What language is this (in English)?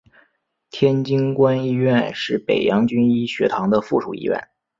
Chinese